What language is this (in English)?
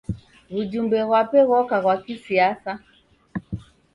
Taita